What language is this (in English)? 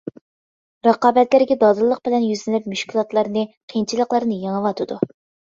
Uyghur